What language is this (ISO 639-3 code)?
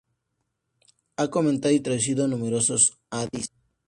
spa